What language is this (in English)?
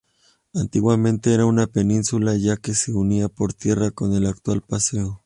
Spanish